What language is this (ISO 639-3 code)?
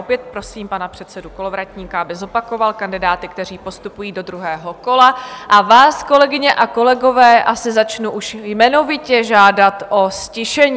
ces